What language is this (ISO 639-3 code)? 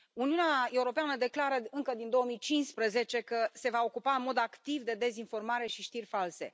ron